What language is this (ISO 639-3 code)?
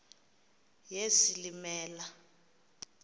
xho